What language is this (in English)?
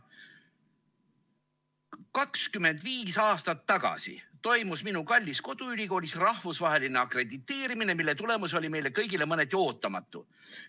Estonian